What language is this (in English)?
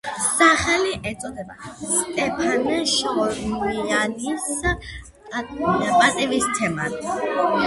Georgian